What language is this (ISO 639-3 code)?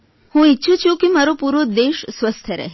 guj